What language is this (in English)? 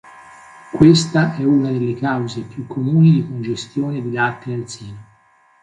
Italian